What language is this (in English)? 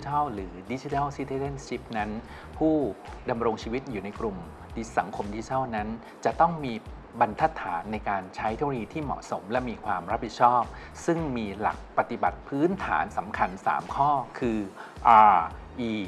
Thai